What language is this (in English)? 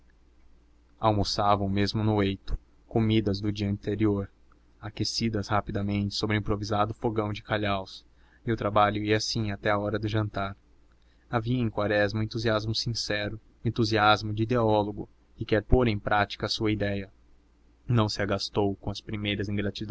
Portuguese